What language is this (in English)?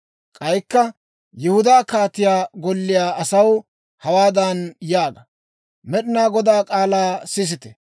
Dawro